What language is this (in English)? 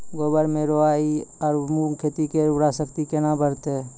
Maithili